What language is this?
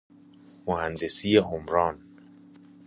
Persian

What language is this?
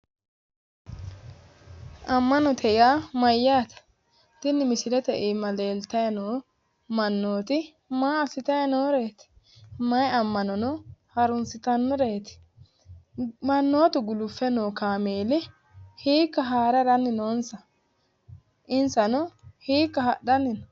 Sidamo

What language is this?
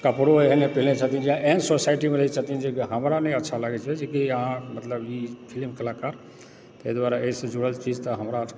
Maithili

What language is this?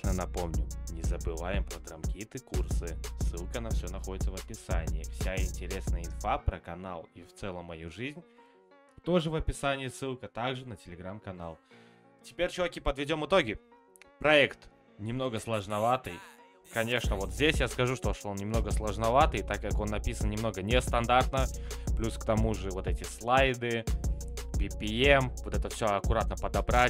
Russian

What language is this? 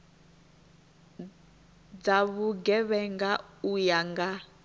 Venda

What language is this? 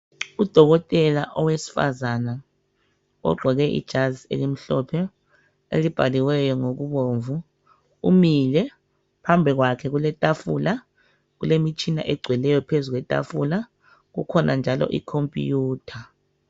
North Ndebele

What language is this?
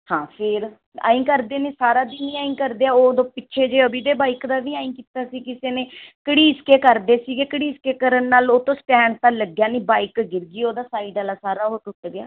Punjabi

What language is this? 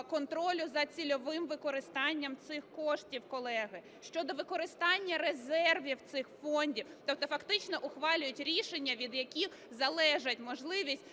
Ukrainian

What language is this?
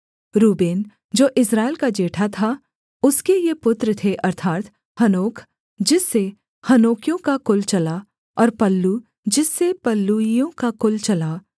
Hindi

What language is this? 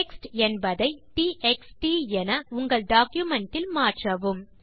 Tamil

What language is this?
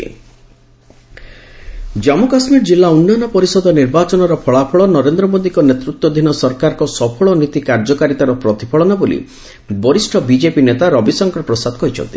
Odia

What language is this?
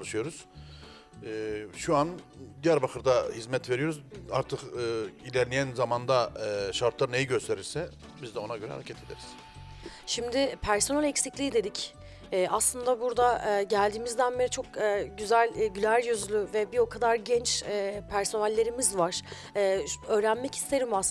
Turkish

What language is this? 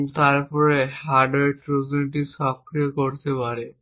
Bangla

